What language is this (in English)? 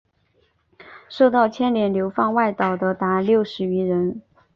Chinese